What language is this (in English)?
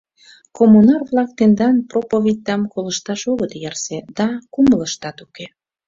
Mari